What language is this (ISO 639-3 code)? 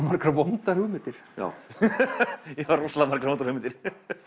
isl